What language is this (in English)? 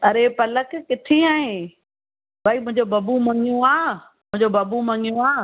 Sindhi